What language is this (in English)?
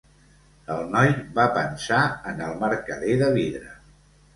Catalan